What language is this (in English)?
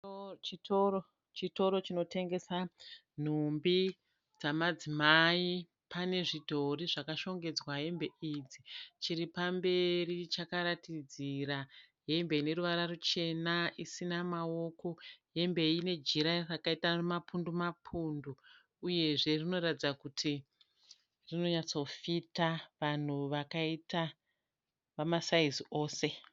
Shona